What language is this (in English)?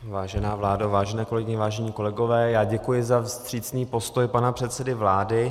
Czech